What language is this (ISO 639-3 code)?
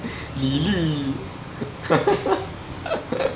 eng